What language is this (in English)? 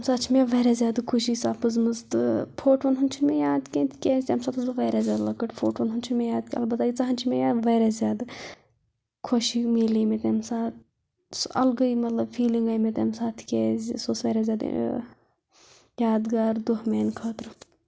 Kashmiri